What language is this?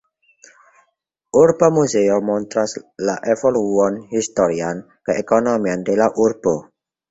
Esperanto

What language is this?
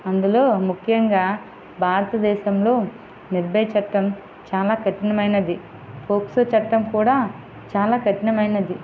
Telugu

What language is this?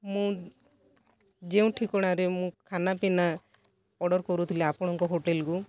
Odia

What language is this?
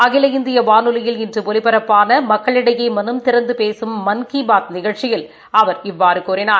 Tamil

